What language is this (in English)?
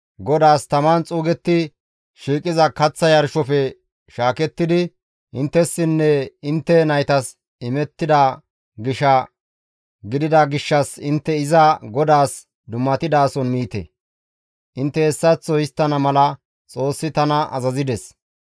Gamo